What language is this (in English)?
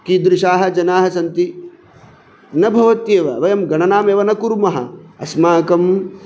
Sanskrit